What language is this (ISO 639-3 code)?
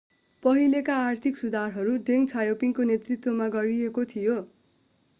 nep